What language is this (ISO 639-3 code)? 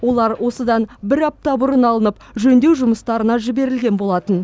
kaz